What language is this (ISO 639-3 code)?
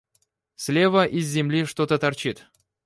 rus